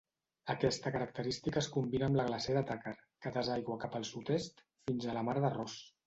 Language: Catalan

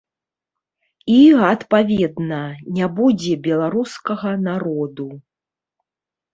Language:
Belarusian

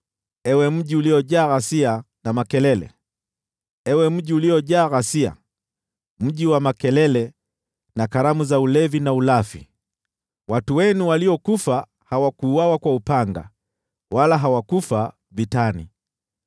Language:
Swahili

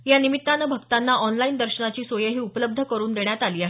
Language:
Marathi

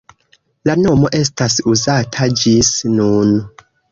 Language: Esperanto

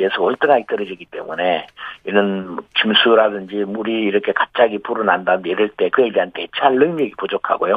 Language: Korean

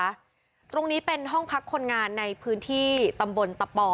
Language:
Thai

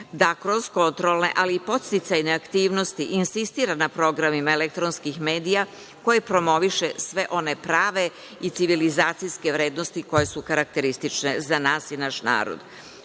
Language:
Serbian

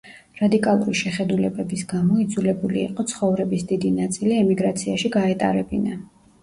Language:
Georgian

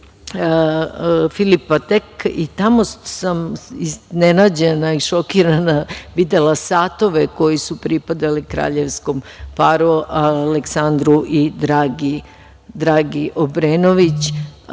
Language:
Serbian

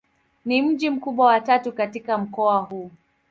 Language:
Swahili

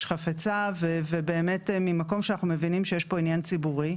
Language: Hebrew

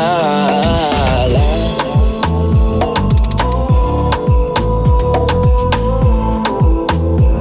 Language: Hebrew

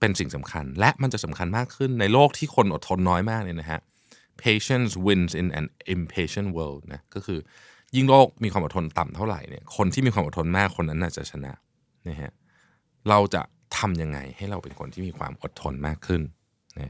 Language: Thai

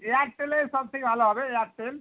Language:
Bangla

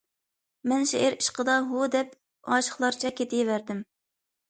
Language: Uyghur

